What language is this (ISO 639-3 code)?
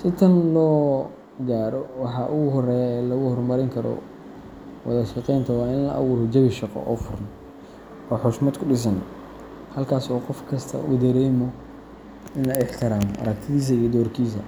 som